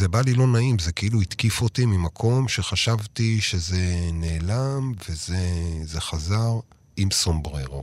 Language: Hebrew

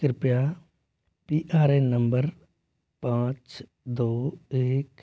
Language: Hindi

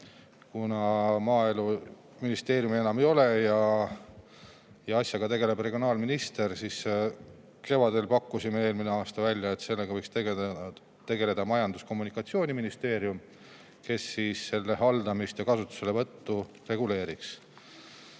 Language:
Estonian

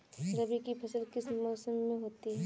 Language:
Hindi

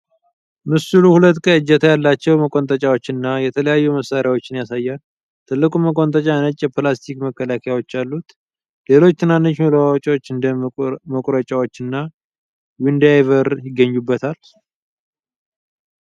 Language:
Amharic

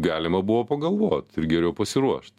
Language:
Lithuanian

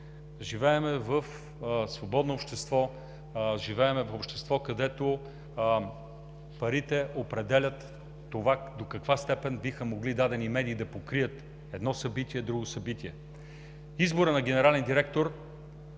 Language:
Bulgarian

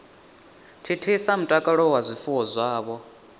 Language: Venda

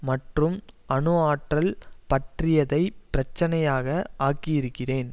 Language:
Tamil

